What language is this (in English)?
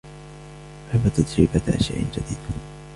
Arabic